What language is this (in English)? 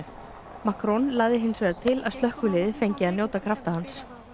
Icelandic